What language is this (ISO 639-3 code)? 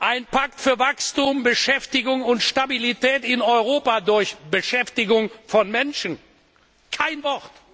deu